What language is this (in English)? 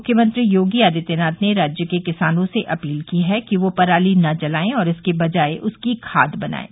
Hindi